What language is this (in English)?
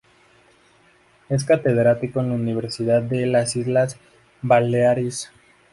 Spanish